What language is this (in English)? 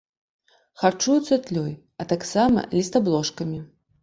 Belarusian